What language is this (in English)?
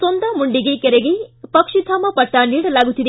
Kannada